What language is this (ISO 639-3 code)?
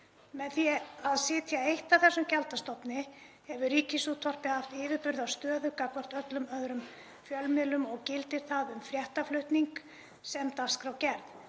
isl